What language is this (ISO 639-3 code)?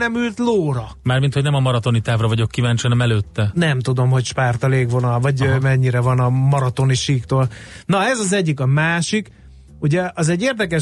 hun